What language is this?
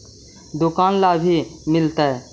Magahi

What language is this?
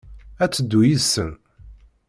Kabyle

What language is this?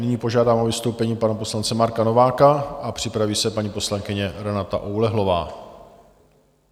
Czech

